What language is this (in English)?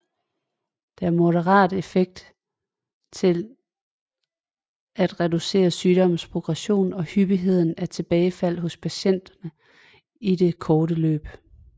Danish